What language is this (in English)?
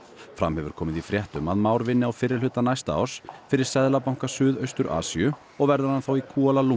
Icelandic